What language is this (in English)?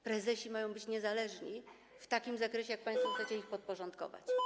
Polish